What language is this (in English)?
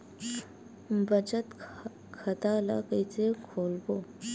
Chhattisgarhi